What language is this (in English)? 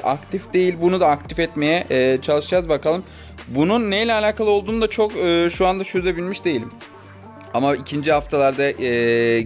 Turkish